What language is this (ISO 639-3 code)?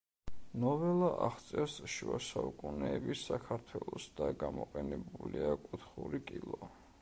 kat